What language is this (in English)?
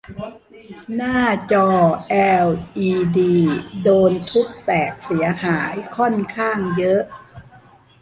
Thai